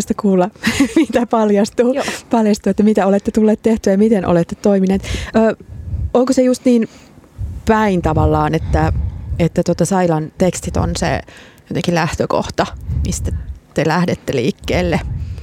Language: Finnish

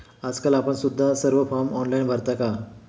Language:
Marathi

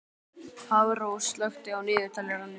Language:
Icelandic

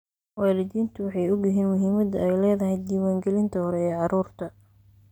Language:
Somali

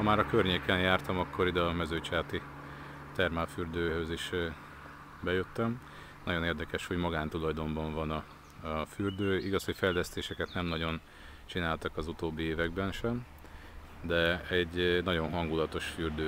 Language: Hungarian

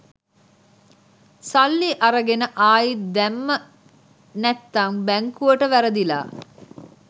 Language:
Sinhala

